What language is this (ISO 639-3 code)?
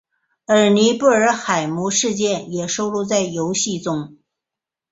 zho